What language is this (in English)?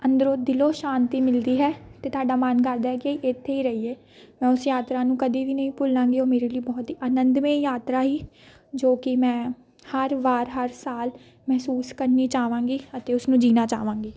Punjabi